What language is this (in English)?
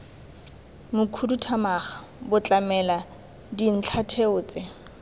Tswana